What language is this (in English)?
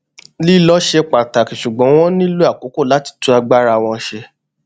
Yoruba